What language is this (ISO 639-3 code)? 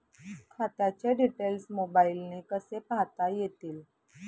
mar